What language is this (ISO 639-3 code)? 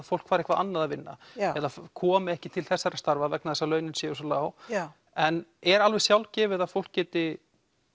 isl